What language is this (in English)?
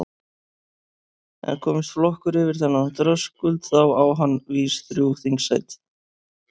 Icelandic